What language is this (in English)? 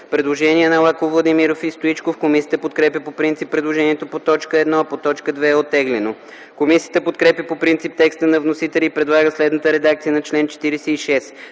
Bulgarian